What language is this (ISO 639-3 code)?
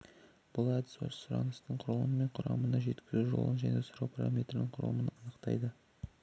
kaz